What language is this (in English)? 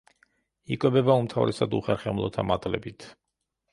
Georgian